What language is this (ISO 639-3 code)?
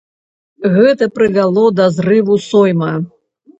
bel